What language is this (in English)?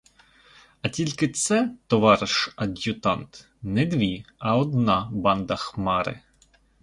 Ukrainian